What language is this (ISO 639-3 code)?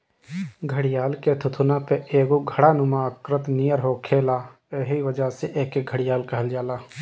bho